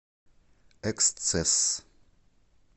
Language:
Russian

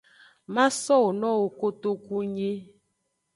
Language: Aja (Benin)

